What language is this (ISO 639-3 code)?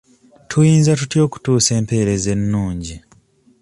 lug